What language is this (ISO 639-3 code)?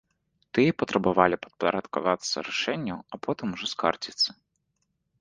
bel